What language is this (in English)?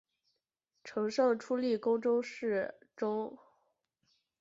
Chinese